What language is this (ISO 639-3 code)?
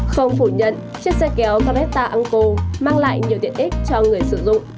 vie